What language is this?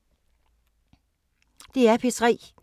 Danish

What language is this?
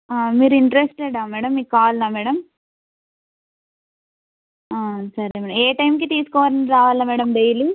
Telugu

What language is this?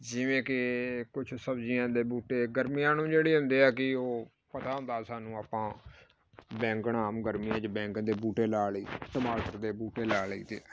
Punjabi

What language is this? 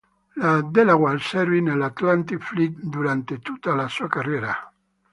Italian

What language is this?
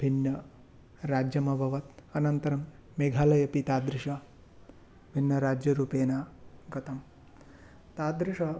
Sanskrit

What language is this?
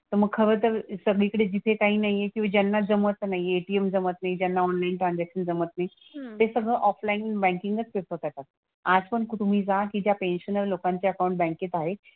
Marathi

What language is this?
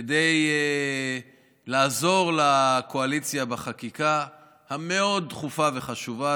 Hebrew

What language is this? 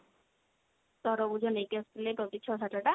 Odia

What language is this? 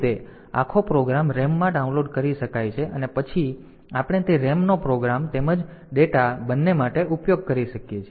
Gujarati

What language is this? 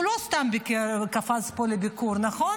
Hebrew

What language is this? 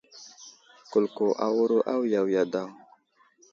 Wuzlam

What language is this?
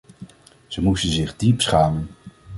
Dutch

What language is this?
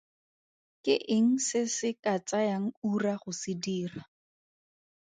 Tswana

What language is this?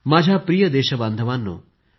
Marathi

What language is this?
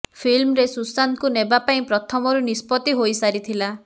Odia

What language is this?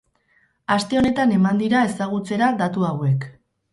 Basque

